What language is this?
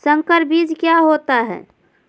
Magahi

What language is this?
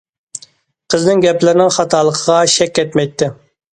Uyghur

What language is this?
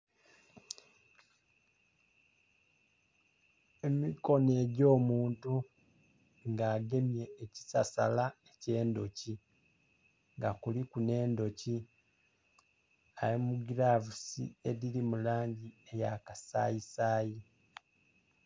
Soga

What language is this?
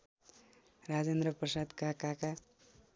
Nepali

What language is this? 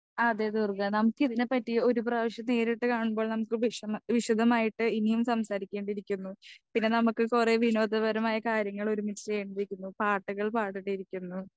Malayalam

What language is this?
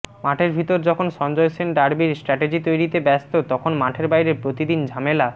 Bangla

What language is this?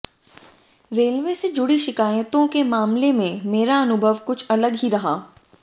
Hindi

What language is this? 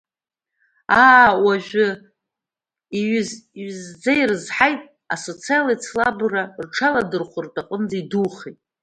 Abkhazian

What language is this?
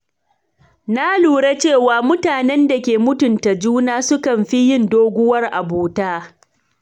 Hausa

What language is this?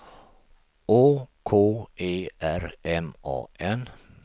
Swedish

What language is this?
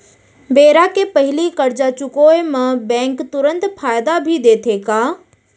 Chhattisgarhi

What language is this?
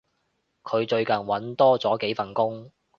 Cantonese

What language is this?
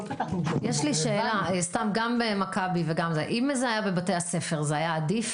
Hebrew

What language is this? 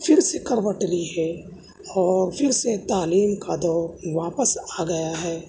Urdu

